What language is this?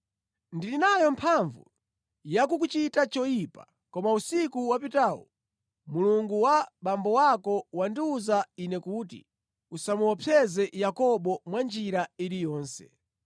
Nyanja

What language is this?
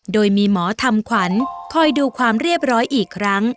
Thai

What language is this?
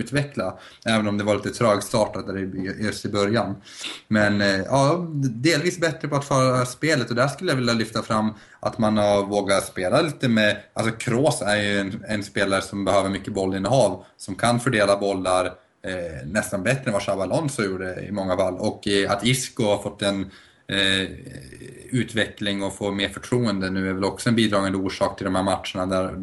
Swedish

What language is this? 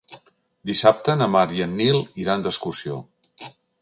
Catalan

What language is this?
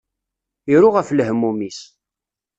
Kabyle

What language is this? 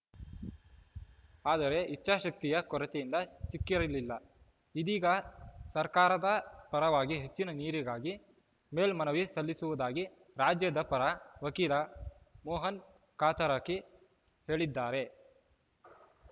Kannada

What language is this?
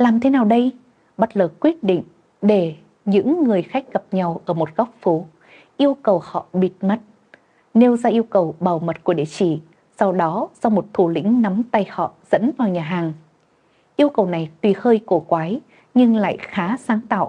Vietnamese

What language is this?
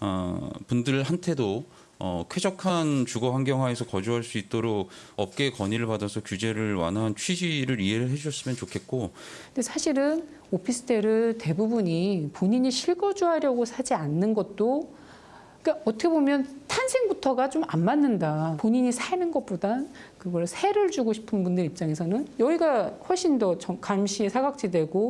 Korean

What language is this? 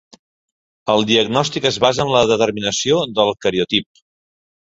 Catalan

